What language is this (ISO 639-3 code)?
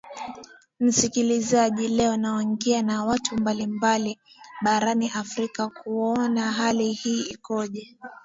swa